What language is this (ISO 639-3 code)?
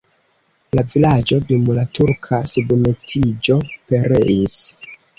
epo